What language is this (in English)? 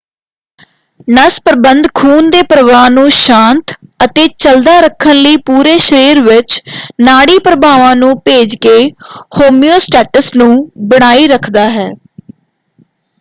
Punjabi